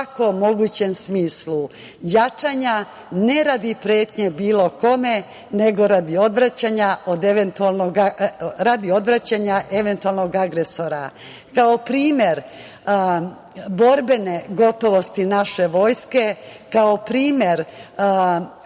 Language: Serbian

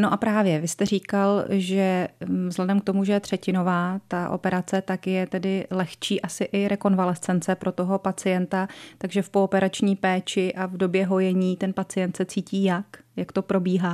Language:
Czech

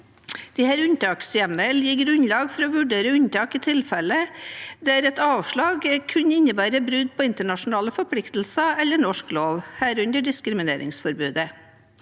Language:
Norwegian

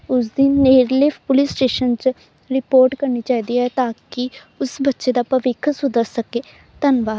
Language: Punjabi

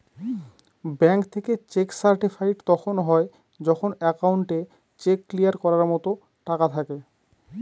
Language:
Bangla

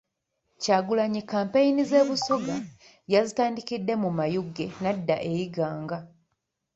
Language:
Ganda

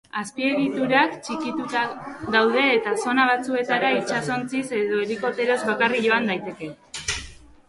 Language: Basque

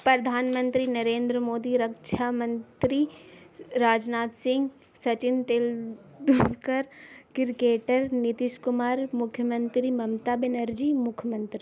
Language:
Urdu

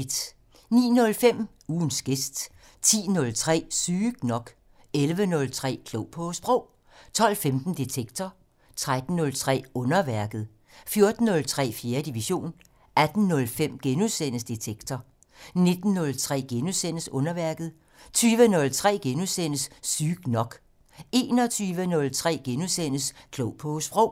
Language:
Danish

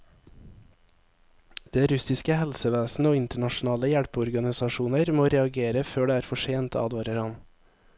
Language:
Norwegian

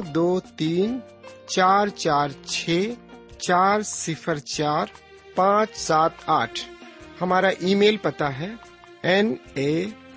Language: Urdu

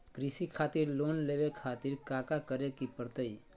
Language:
Magahi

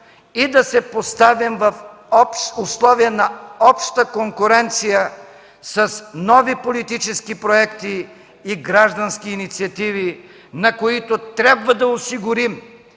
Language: Bulgarian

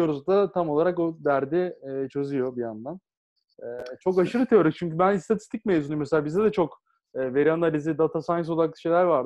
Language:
Turkish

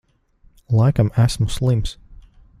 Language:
Latvian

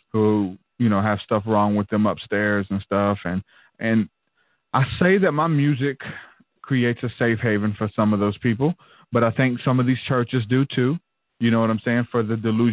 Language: English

